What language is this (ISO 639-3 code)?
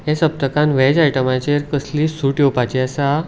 kok